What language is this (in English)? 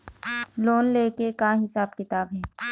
Chhattisgarhi